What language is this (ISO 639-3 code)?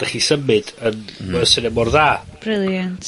cym